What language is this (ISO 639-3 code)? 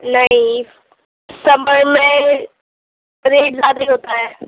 urd